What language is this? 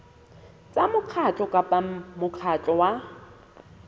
Southern Sotho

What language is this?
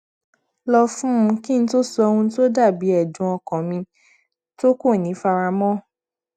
Yoruba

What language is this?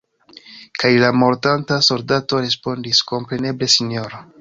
Esperanto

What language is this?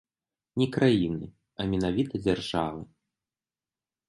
Belarusian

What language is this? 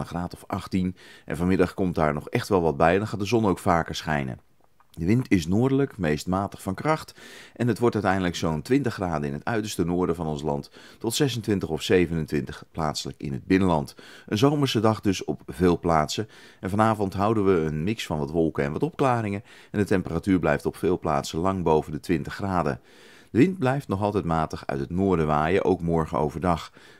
Dutch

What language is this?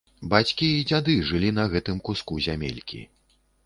Belarusian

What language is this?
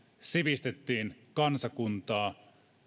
Finnish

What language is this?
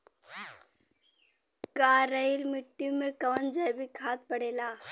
Bhojpuri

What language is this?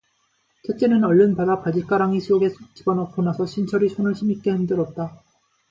Korean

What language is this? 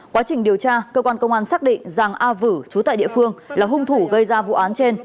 Vietnamese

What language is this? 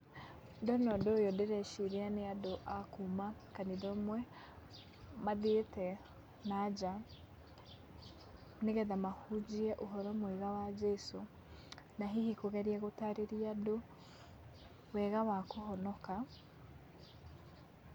Kikuyu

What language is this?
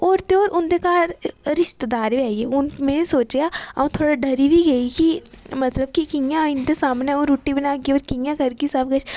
Dogri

